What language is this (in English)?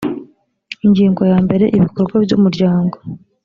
Kinyarwanda